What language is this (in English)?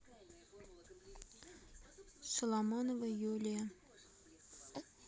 Russian